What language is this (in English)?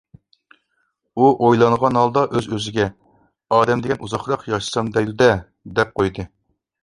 Uyghur